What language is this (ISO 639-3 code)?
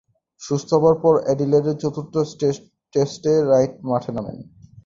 ben